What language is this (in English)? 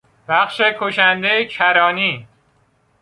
Persian